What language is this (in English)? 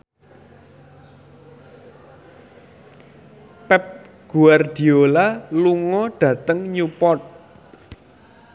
Javanese